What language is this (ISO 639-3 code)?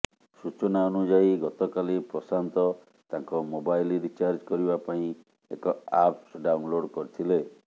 ori